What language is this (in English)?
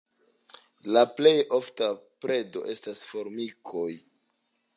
Esperanto